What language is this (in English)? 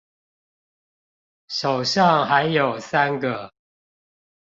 Chinese